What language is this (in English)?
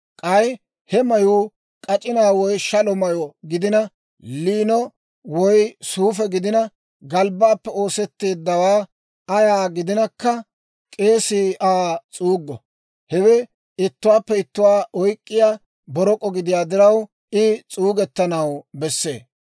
Dawro